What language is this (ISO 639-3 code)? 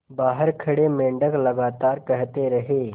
hin